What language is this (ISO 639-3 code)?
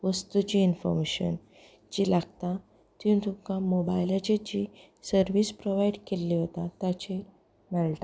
kok